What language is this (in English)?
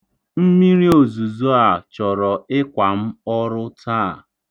Igbo